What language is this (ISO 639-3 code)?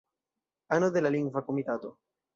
epo